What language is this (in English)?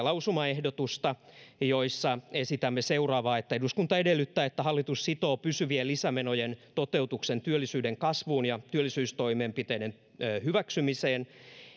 Finnish